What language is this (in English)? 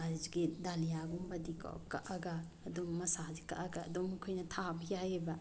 Manipuri